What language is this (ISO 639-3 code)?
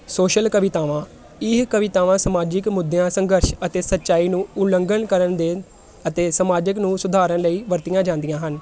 pan